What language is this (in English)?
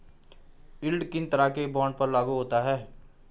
Hindi